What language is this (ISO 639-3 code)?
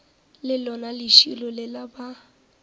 nso